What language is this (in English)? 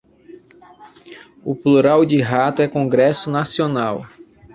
Portuguese